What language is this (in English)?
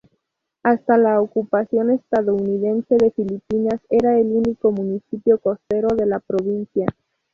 Spanish